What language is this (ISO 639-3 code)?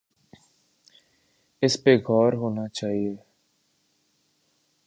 urd